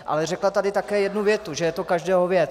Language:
Czech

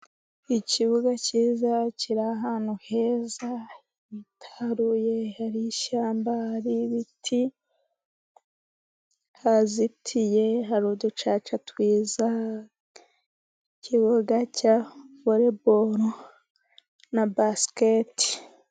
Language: Kinyarwanda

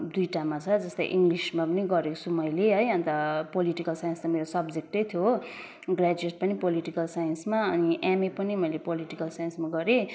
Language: Nepali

